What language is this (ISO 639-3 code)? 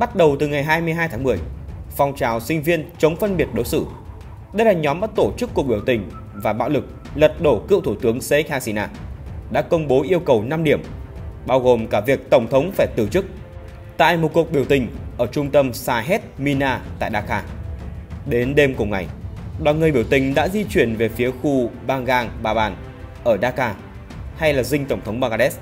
vie